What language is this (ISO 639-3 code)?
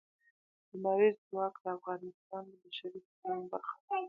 pus